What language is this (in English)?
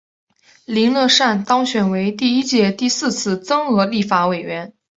Chinese